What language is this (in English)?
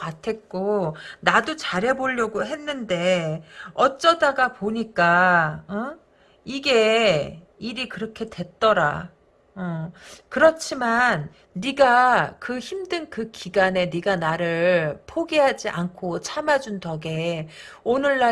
Korean